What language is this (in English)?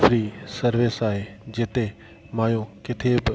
Sindhi